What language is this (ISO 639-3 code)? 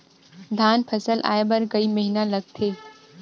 hne